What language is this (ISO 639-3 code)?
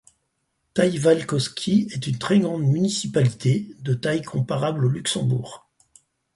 fra